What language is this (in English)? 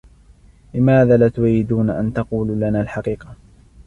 Arabic